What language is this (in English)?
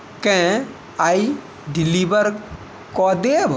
Maithili